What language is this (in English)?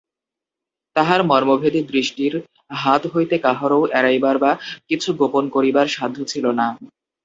Bangla